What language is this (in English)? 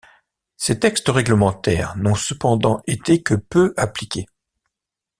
French